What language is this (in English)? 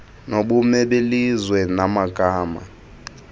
Xhosa